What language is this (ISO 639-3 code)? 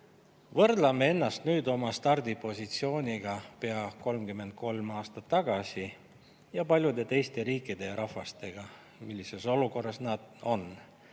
est